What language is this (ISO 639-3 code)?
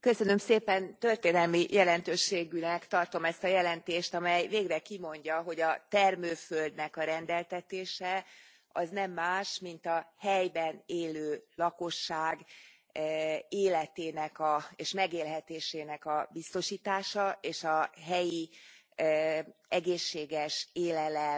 hun